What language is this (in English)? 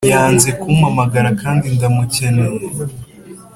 Kinyarwanda